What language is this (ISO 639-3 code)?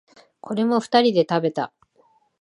jpn